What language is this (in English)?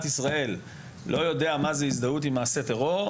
Hebrew